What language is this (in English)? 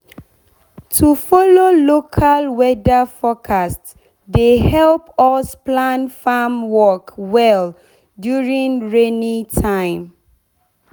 Nigerian Pidgin